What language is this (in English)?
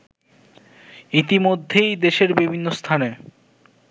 Bangla